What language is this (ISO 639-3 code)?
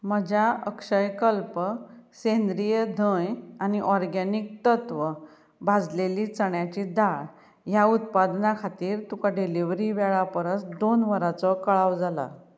kok